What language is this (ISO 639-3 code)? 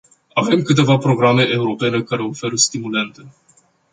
ron